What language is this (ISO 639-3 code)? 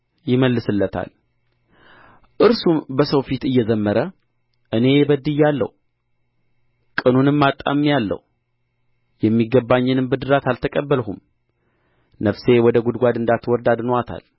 amh